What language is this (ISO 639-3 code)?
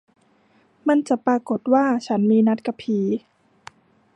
tha